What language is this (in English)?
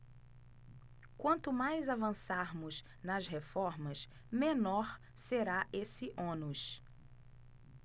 Portuguese